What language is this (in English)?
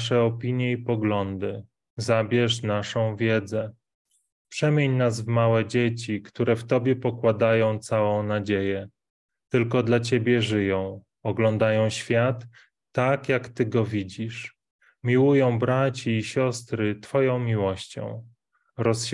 Polish